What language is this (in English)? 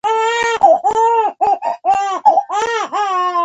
Pashto